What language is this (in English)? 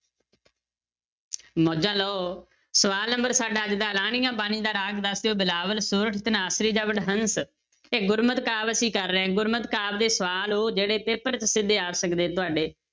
Punjabi